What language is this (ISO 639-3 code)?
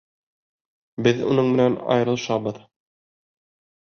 bak